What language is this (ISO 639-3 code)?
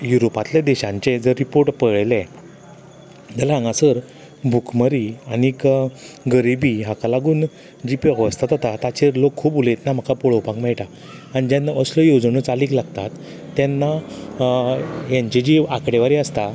kok